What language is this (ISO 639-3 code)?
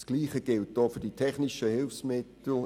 gsw